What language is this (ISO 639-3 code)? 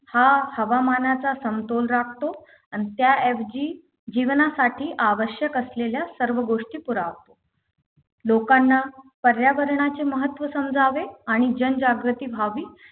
mar